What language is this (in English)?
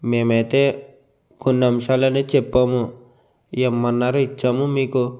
Telugu